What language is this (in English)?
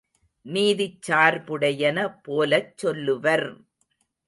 Tamil